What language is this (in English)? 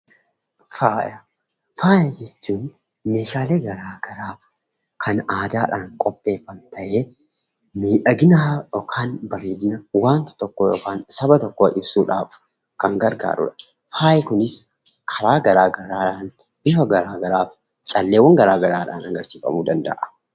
Oromo